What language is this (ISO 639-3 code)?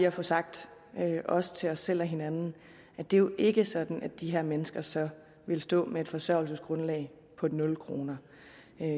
dan